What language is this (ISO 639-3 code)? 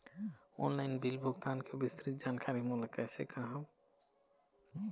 hne